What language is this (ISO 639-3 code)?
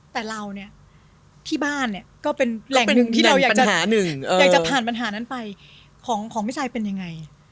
tha